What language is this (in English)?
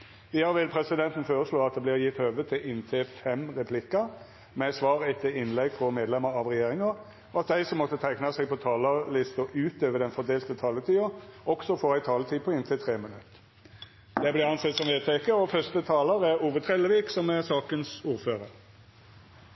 Norwegian Nynorsk